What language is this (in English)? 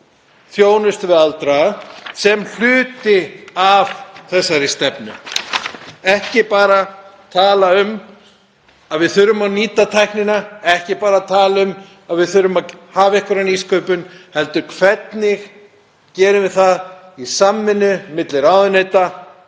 Icelandic